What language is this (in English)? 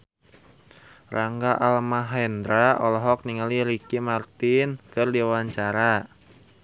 Sundanese